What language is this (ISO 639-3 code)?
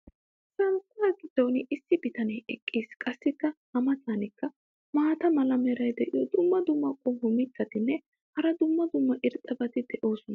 wal